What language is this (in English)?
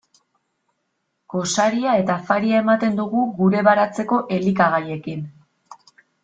Basque